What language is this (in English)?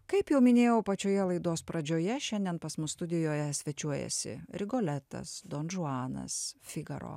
Lithuanian